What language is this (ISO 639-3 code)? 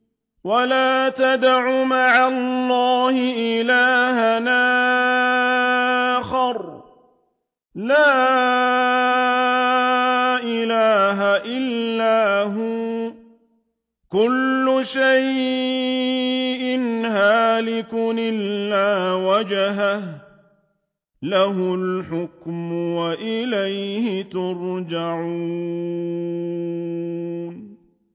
ara